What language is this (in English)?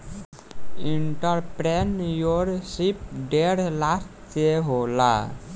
Bhojpuri